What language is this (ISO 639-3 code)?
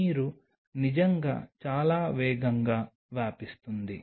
tel